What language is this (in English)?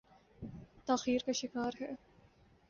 Urdu